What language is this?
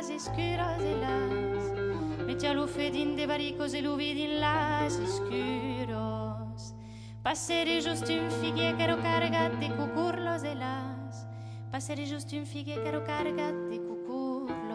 French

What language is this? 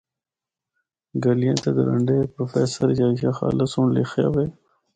Northern Hindko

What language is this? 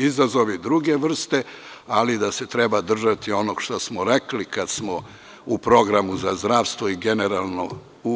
Serbian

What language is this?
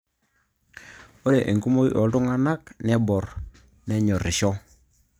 Masai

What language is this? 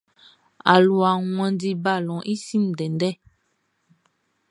Baoulé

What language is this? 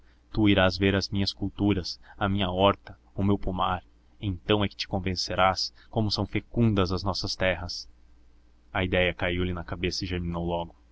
Portuguese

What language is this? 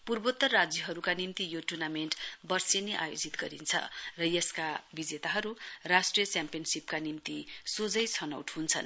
Nepali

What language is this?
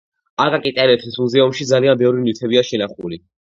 Georgian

